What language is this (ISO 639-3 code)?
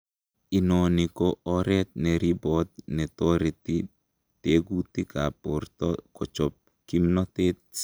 kln